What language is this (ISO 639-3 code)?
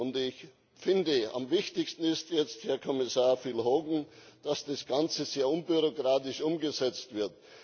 deu